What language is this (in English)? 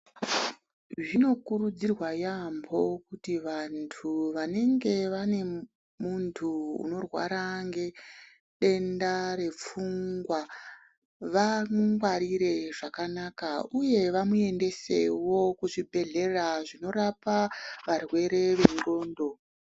Ndau